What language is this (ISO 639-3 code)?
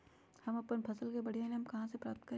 mag